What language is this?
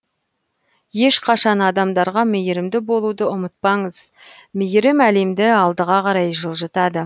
Kazakh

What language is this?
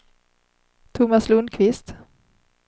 Swedish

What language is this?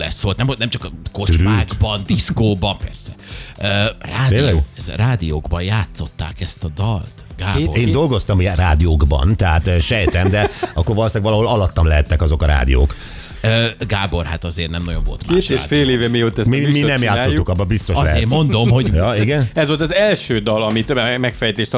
Hungarian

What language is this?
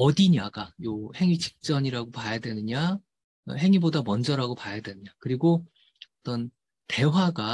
Korean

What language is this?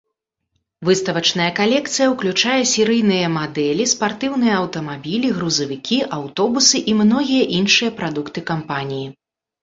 Belarusian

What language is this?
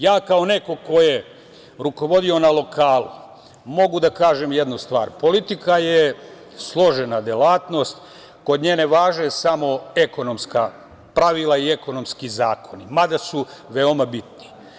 Serbian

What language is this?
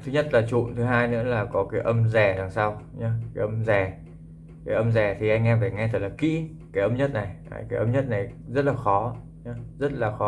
Vietnamese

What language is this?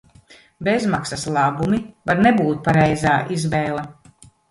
Latvian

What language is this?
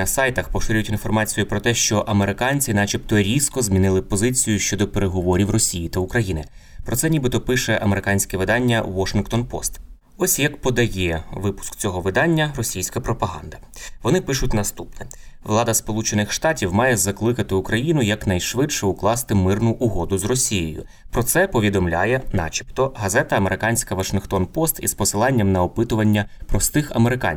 Ukrainian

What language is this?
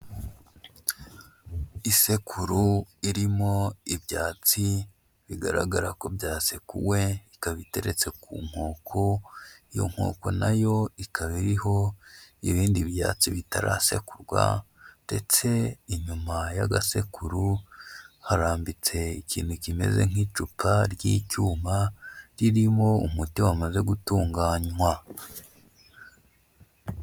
Kinyarwanda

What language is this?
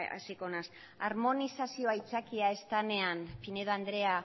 Basque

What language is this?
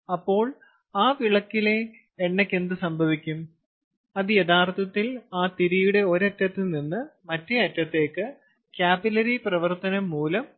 Malayalam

